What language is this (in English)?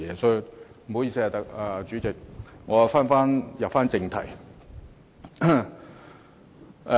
Cantonese